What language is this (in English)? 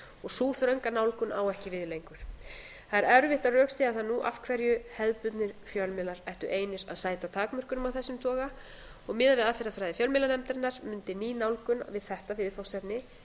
Icelandic